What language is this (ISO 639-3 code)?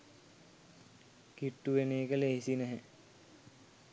sin